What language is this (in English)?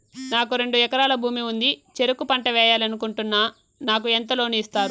Telugu